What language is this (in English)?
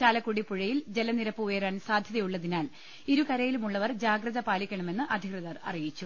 Malayalam